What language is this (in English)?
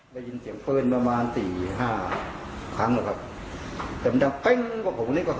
Thai